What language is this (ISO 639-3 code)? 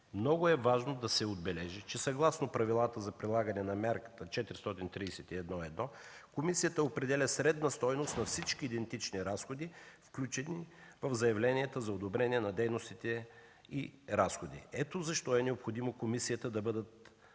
bul